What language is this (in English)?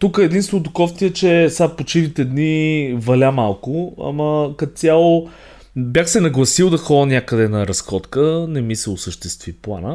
Bulgarian